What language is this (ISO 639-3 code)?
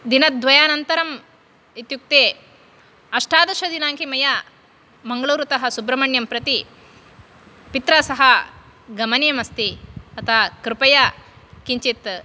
san